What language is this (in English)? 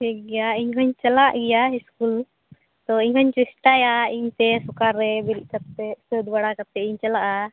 Santali